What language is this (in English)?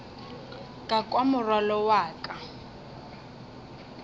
Northern Sotho